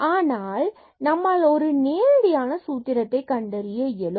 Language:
Tamil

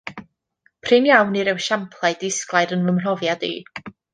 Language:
Welsh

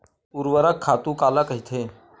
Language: Chhattisgarhi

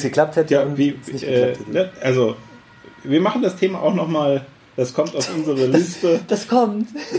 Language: German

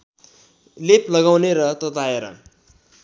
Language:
Nepali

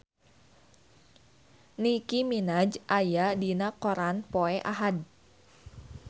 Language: Sundanese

